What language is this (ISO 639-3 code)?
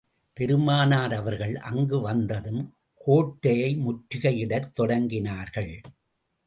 tam